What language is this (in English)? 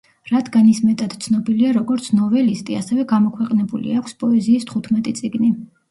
Georgian